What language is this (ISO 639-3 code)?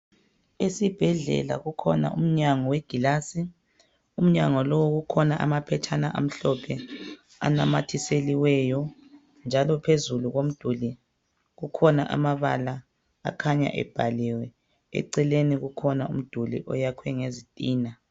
nde